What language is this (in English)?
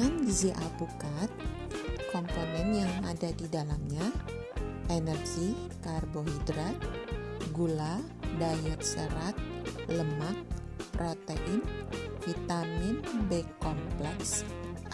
Indonesian